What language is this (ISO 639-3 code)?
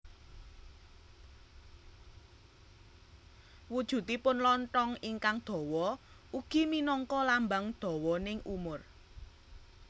jav